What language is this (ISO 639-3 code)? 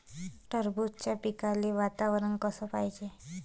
mar